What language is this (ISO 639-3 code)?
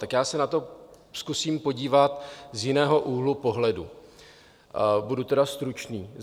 ces